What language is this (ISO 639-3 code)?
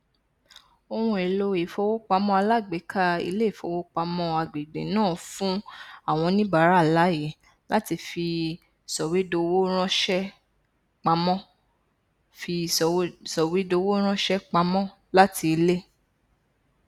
yor